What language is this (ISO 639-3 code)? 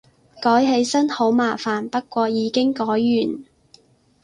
yue